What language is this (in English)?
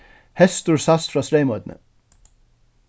Faroese